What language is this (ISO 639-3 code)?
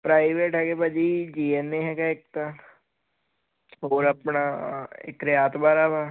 pan